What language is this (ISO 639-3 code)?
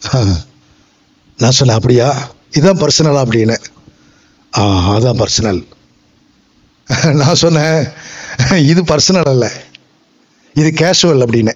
tam